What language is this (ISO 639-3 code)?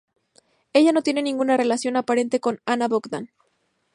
spa